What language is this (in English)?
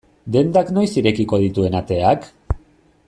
Basque